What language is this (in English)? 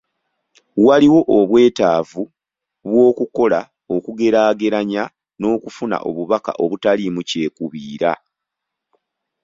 Ganda